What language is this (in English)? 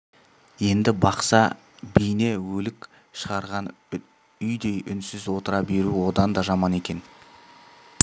Kazakh